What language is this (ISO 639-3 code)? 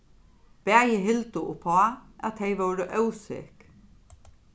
fao